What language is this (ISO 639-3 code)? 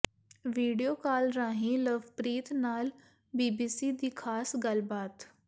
pan